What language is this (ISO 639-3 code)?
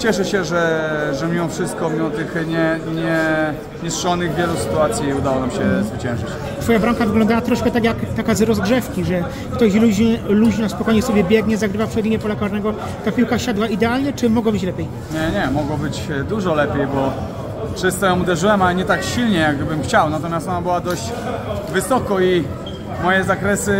pol